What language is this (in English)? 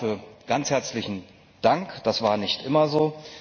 German